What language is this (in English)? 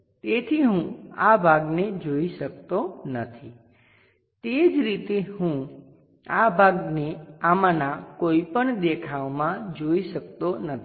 Gujarati